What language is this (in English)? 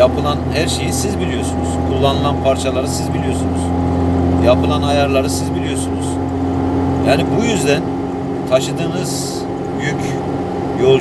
Turkish